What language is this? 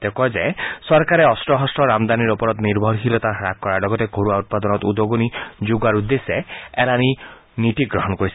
Assamese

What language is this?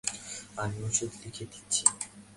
Bangla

